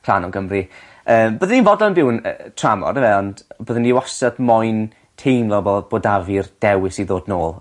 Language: Welsh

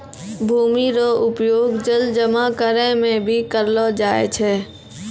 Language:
Maithili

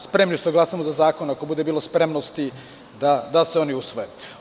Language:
Serbian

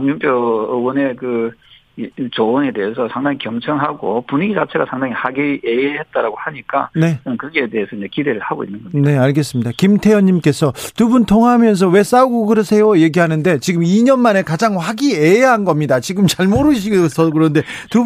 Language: Korean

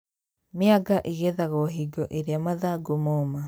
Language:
Kikuyu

